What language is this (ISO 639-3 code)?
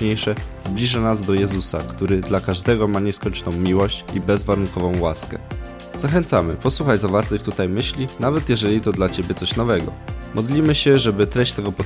pol